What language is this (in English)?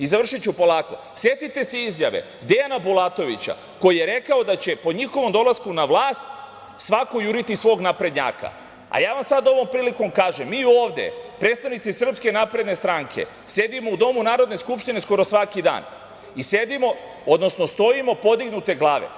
Serbian